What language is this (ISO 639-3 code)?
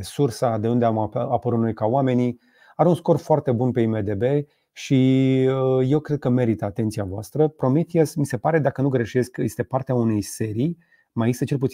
ron